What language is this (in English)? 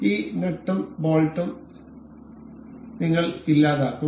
Malayalam